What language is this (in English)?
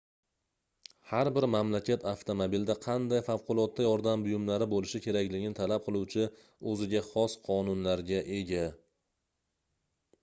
Uzbek